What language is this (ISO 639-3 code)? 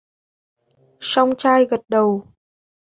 vie